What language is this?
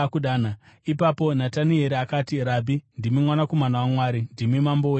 Shona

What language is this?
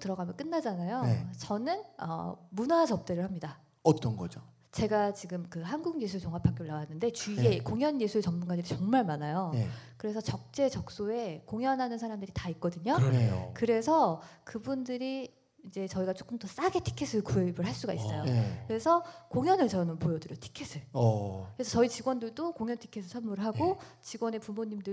Korean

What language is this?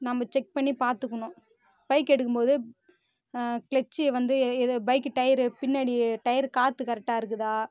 Tamil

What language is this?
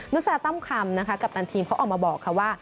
Thai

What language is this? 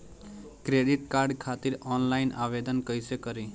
Bhojpuri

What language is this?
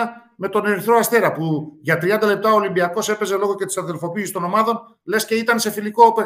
Greek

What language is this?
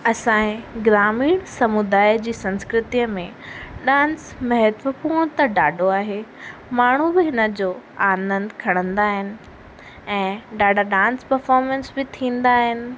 Sindhi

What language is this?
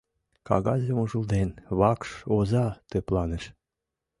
Mari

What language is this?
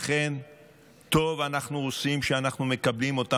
Hebrew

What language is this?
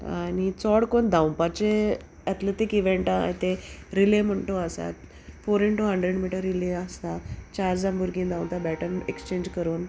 Konkani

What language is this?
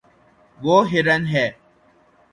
Urdu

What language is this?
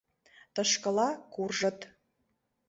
Mari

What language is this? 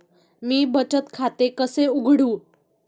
Marathi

